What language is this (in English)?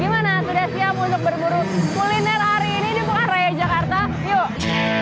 Indonesian